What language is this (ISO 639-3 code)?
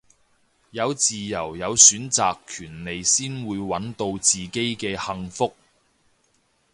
yue